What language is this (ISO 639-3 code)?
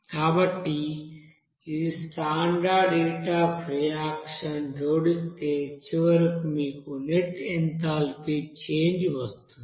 tel